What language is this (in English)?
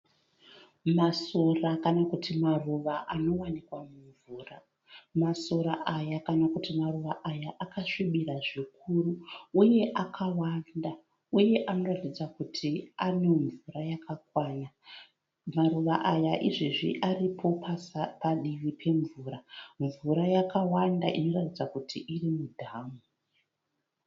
Shona